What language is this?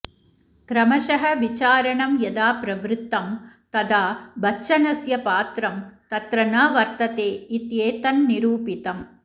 Sanskrit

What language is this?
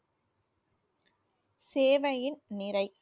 Tamil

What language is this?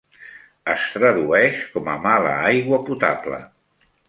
Catalan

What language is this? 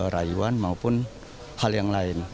Indonesian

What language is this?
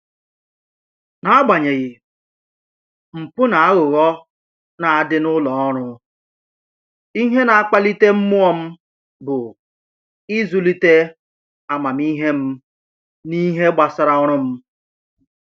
Igbo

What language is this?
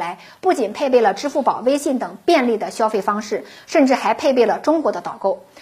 Chinese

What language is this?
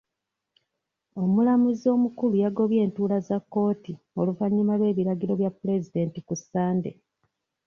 Ganda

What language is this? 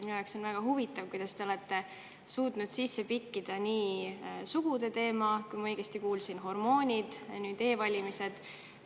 Estonian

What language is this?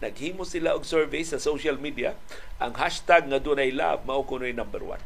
Filipino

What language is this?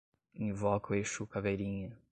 Portuguese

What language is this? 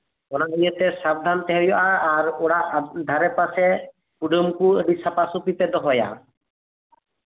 Santali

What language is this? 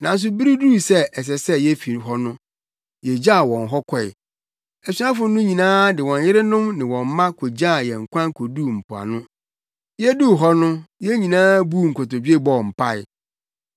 Akan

